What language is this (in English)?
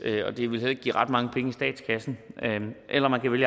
Danish